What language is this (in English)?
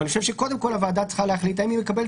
Hebrew